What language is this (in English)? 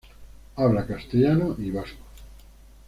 Spanish